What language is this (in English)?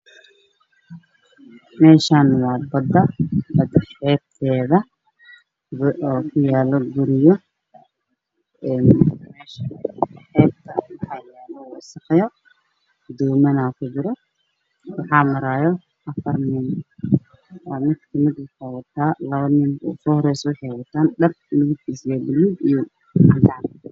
Somali